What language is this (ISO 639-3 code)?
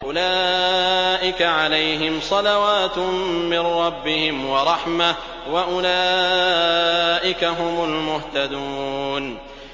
ara